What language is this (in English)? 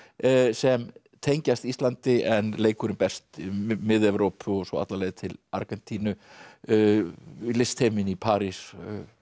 Icelandic